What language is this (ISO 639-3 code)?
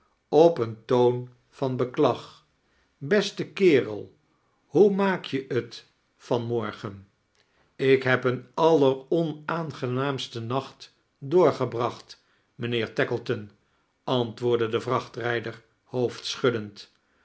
nld